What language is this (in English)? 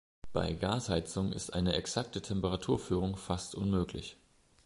German